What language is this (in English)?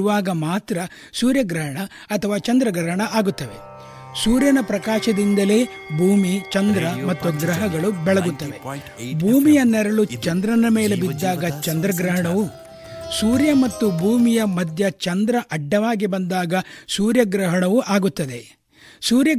Kannada